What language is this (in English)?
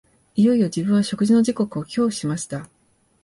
Japanese